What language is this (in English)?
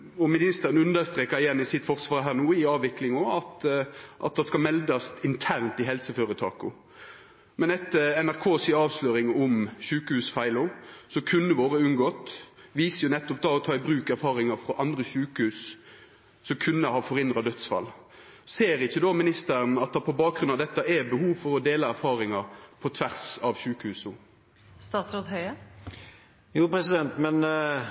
Norwegian